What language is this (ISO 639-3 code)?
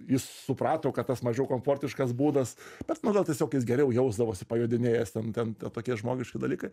lit